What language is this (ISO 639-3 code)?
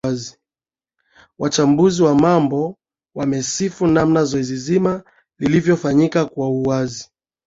swa